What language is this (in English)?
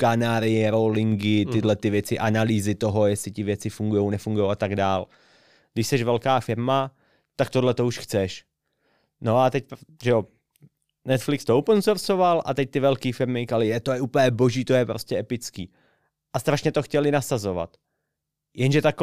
Czech